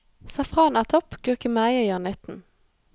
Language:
Norwegian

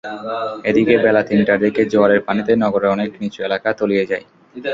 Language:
Bangla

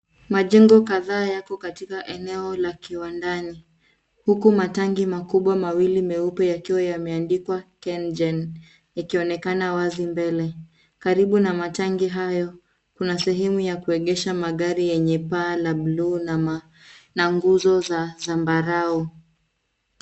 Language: Swahili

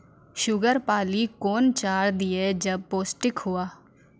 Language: Maithili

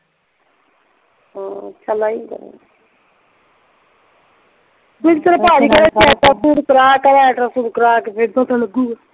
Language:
Punjabi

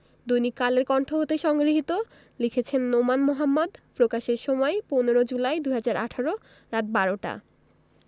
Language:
Bangla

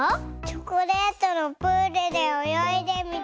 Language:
Japanese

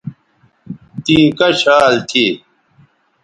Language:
Bateri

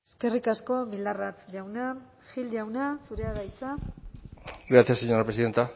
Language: Basque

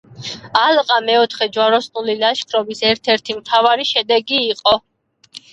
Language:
Georgian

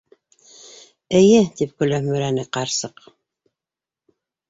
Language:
Bashkir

